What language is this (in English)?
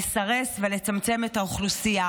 Hebrew